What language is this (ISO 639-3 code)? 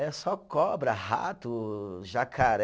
por